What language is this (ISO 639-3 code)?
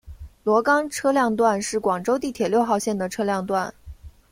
zho